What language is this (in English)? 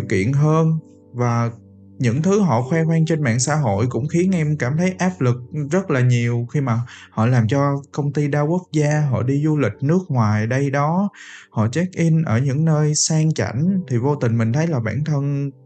Vietnamese